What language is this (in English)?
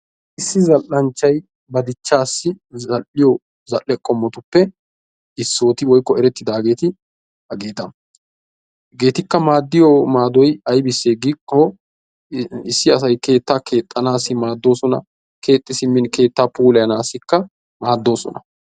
Wolaytta